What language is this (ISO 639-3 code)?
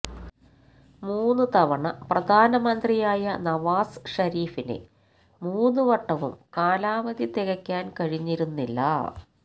mal